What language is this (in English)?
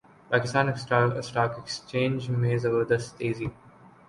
Urdu